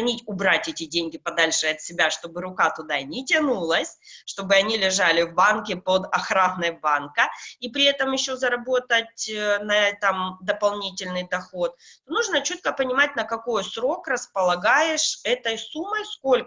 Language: Russian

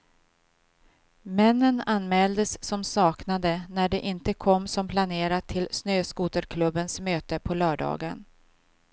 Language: Swedish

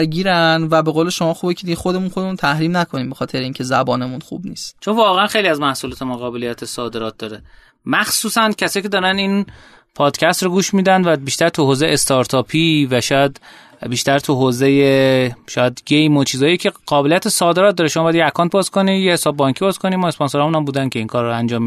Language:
Persian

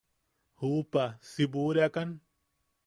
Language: Yaqui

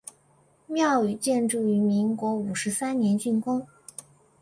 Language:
Chinese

